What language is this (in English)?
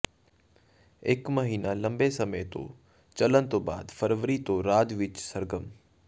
Punjabi